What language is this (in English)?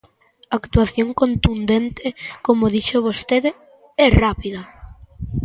Galician